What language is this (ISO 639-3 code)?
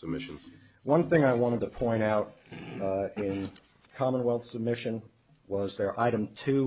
eng